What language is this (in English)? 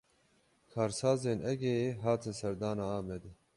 Kurdish